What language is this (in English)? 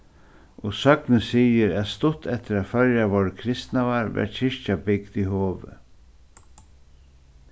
Faroese